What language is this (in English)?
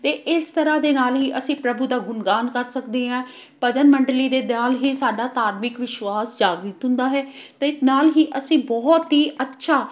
Punjabi